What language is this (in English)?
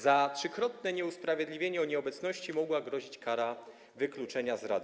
Polish